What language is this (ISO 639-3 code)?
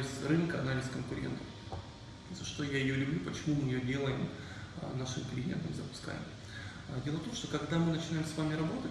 rus